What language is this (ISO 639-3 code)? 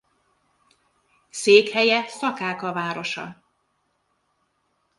hun